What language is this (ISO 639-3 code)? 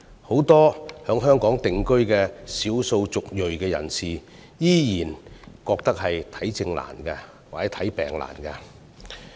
yue